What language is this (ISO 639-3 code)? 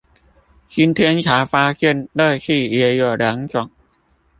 zho